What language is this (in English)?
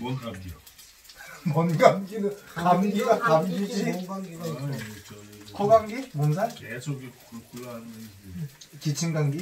Korean